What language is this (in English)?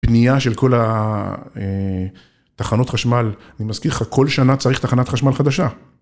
Hebrew